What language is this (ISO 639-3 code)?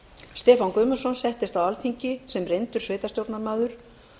isl